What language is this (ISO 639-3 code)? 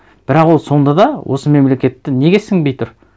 kaz